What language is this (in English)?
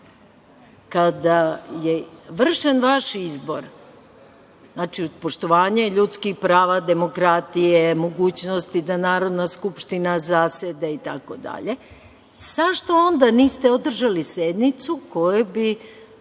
Serbian